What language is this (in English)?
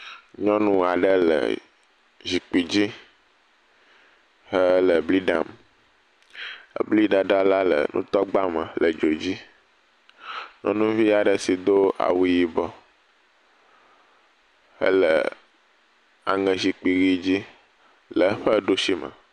Ewe